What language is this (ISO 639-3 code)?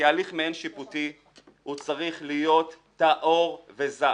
heb